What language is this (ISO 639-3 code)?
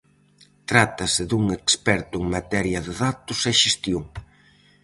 glg